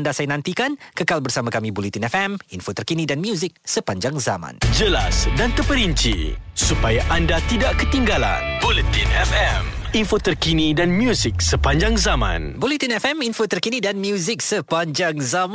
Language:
Malay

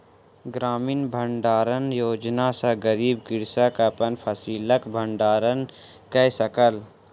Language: Maithili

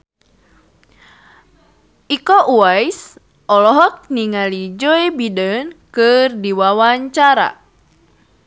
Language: Sundanese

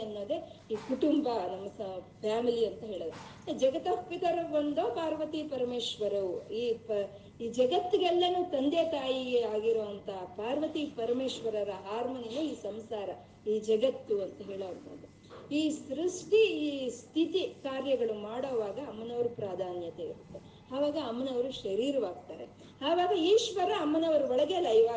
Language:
Kannada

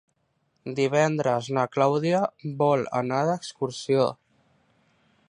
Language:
Catalan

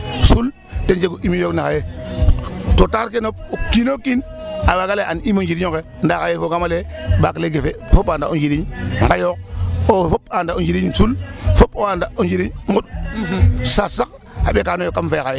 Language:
Serer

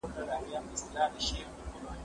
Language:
Pashto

